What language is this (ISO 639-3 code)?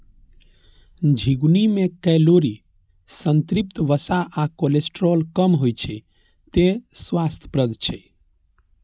mai